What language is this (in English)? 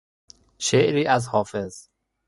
Persian